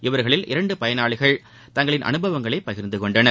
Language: Tamil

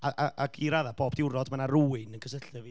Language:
Welsh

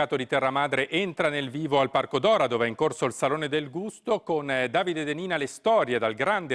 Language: Italian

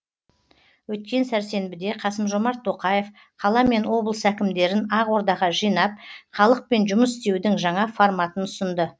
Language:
Kazakh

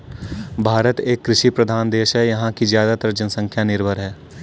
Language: Hindi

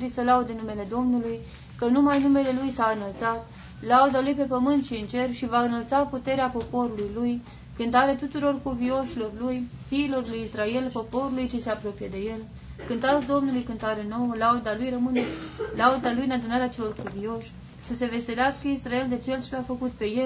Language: Romanian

